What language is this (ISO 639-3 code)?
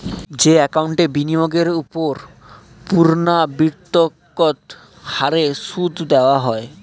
ben